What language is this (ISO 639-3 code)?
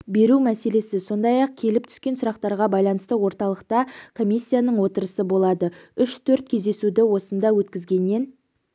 kaz